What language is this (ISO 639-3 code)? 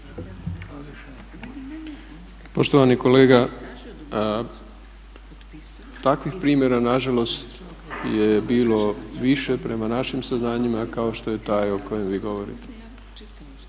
hrv